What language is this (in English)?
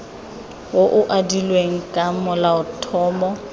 Tswana